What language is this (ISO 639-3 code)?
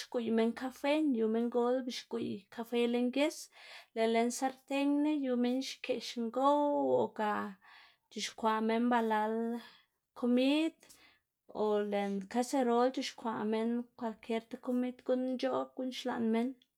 ztg